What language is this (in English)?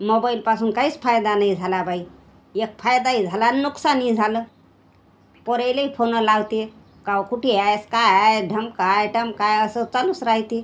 Marathi